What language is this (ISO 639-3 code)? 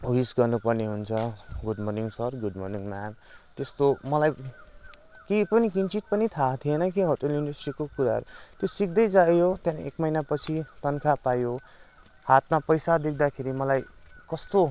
nep